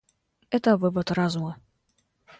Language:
Russian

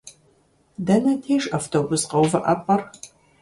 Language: Kabardian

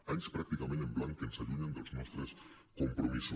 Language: Catalan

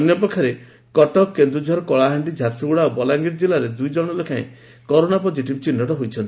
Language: Odia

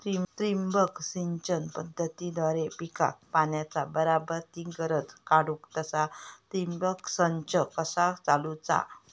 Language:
Marathi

